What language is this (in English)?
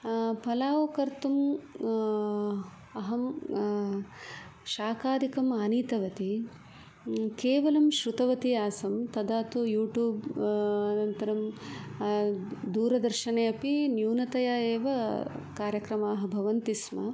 Sanskrit